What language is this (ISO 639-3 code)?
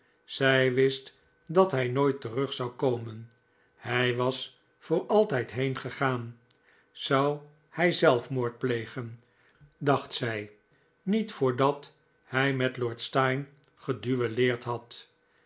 nld